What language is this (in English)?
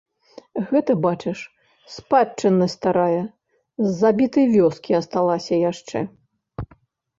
Belarusian